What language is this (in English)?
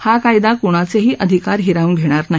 Marathi